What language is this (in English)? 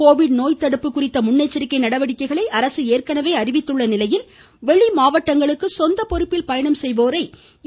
Tamil